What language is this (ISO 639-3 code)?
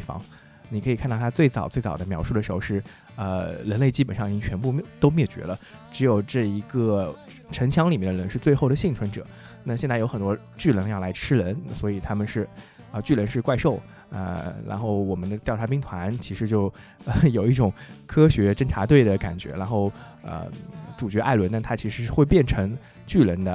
zho